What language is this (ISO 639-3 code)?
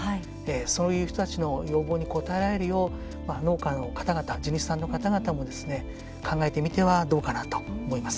jpn